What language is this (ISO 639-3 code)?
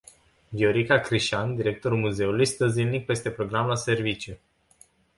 ron